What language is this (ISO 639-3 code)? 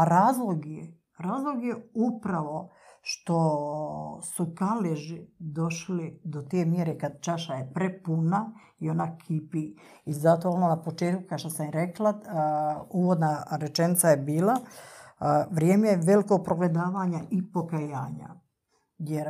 hrv